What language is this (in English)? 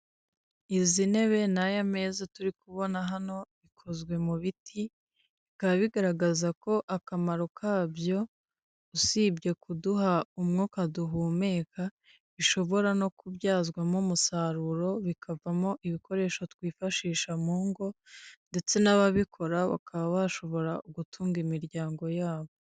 Kinyarwanda